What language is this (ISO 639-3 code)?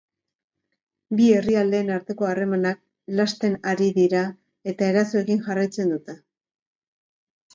eus